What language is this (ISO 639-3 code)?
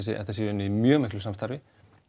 isl